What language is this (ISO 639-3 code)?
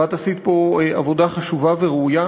heb